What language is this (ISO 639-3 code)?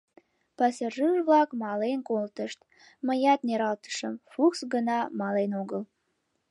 chm